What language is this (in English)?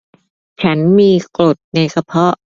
Thai